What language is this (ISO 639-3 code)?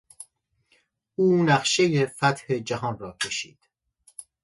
fas